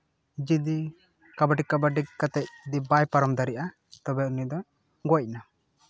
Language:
Santali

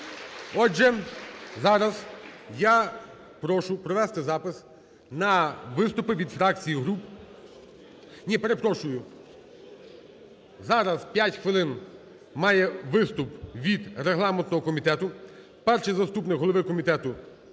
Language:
Ukrainian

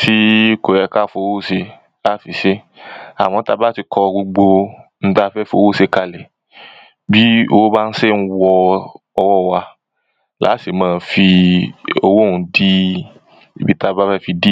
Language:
Yoruba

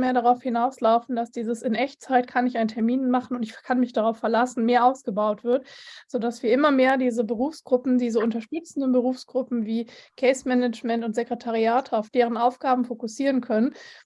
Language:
German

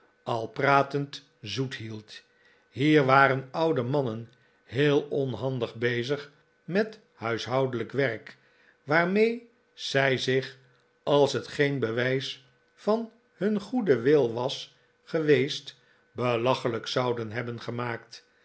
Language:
Dutch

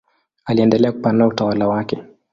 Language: Swahili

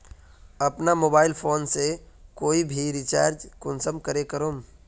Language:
Magahi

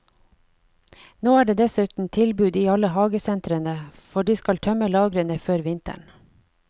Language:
Norwegian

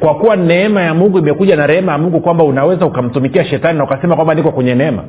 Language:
Swahili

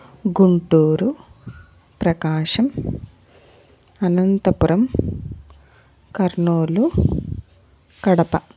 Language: Telugu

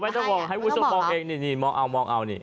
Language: Thai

